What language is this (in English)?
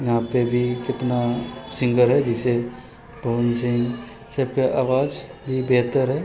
Maithili